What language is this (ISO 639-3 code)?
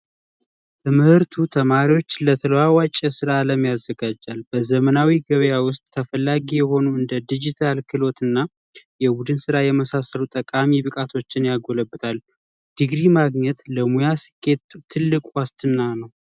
amh